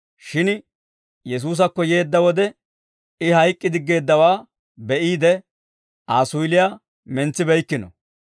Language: Dawro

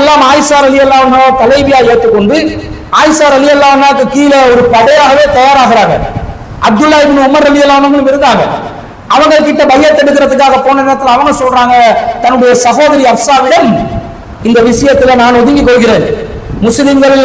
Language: Tamil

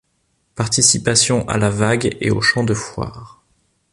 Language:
French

